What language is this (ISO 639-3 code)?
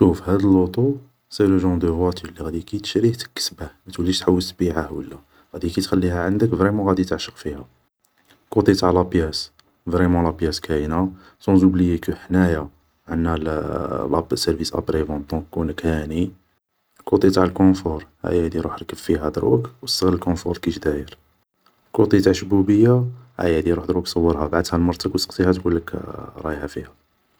arq